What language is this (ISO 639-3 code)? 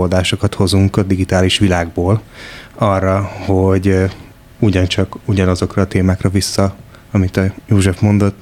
hun